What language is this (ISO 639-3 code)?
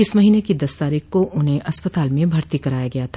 hin